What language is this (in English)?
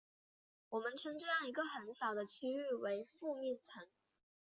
Chinese